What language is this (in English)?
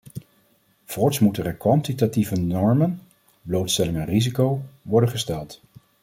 Dutch